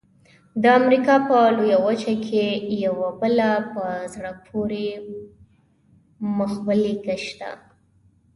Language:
Pashto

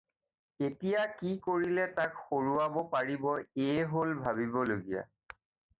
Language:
Assamese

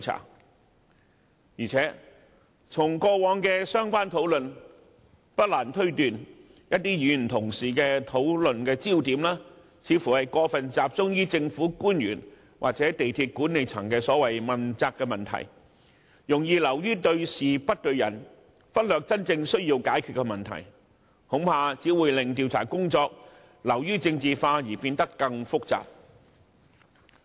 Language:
Cantonese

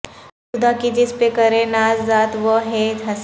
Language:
Urdu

